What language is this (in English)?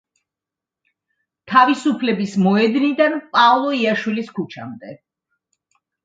Georgian